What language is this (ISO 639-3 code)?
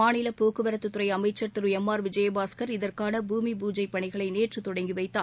tam